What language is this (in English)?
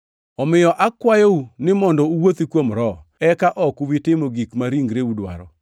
Luo (Kenya and Tanzania)